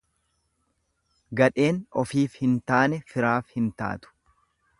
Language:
Oromo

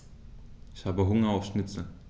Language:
German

